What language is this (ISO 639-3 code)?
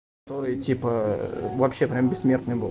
rus